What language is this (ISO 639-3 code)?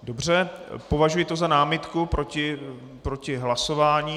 ces